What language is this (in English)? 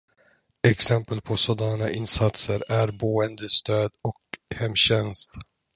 Swedish